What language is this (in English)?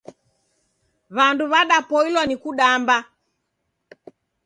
Taita